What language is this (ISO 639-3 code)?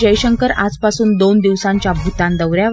mar